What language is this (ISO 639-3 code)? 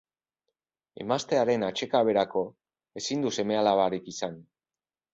eus